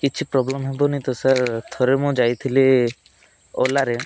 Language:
Odia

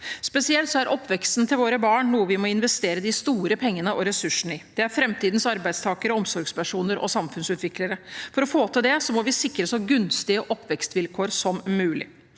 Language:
Norwegian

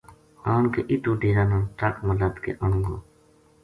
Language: Gujari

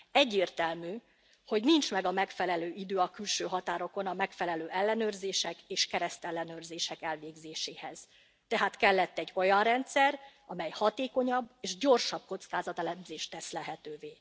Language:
Hungarian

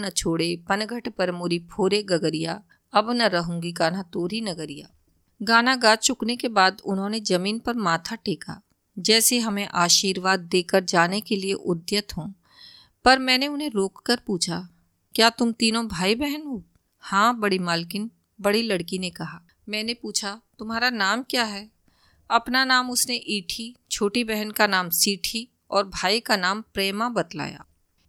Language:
Hindi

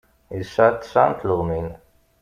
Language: Kabyle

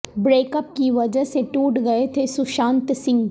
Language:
Urdu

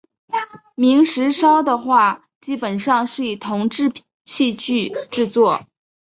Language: Chinese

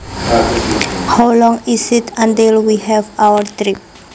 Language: Javanese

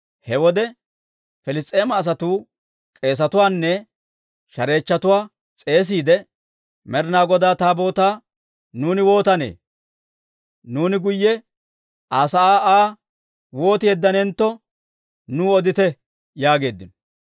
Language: Dawro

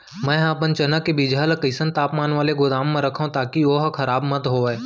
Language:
Chhattisgarhi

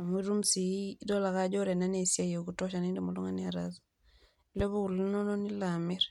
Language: Masai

